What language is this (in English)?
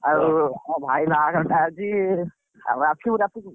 Odia